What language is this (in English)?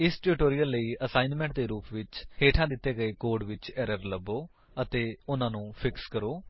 Punjabi